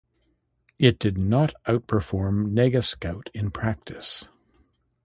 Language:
English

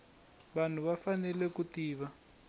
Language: Tsonga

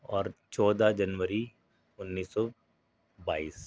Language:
Urdu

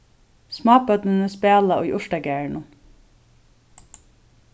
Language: Faroese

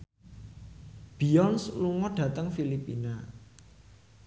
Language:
Javanese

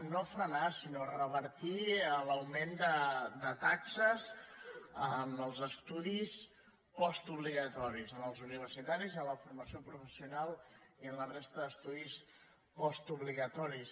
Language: Catalan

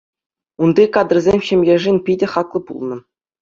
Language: Chuvash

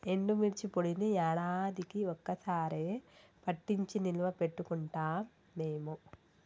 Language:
Telugu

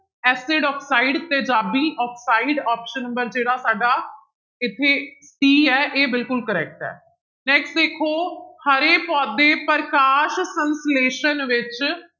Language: Punjabi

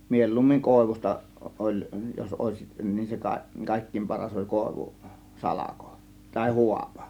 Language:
Finnish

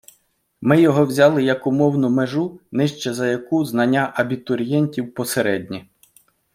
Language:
Ukrainian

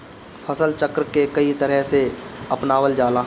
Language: Bhojpuri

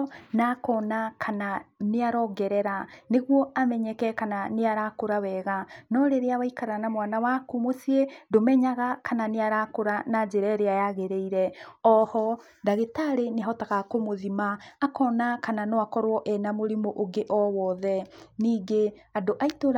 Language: Kikuyu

